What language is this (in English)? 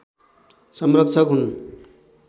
Nepali